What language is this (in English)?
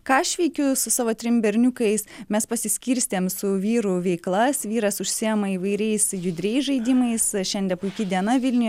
Lithuanian